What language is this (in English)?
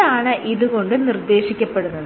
Malayalam